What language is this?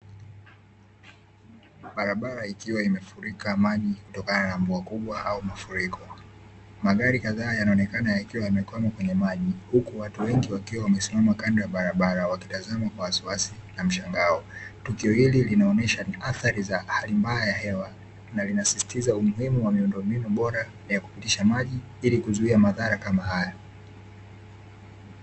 Swahili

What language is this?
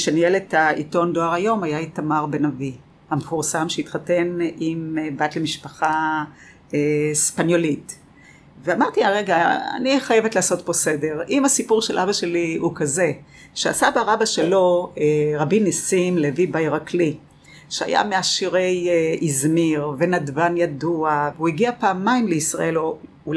Hebrew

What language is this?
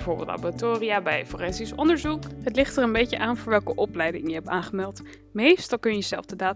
Dutch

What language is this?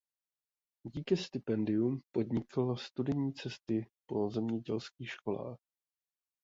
Czech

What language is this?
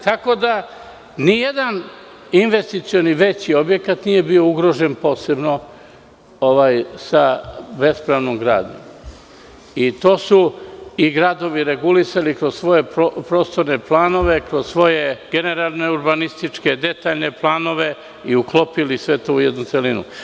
Serbian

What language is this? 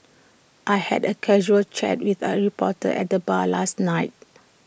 English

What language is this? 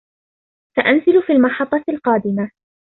Arabic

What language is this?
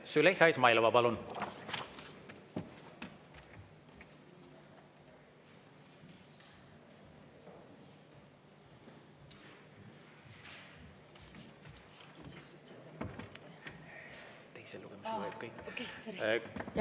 Estonian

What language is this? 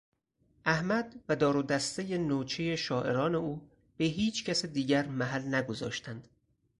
Persian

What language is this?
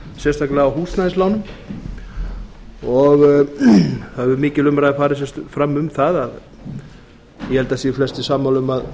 Icelandic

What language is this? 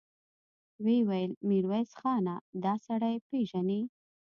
Pashto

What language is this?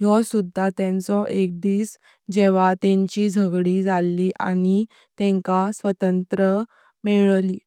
Konkani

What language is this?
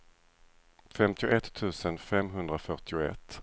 Swedish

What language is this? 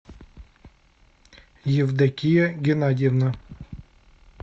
Russian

